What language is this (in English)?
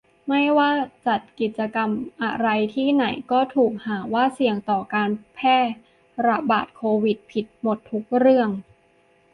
Thai